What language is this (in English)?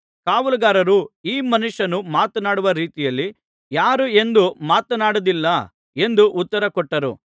Kannada